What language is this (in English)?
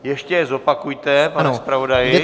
Czech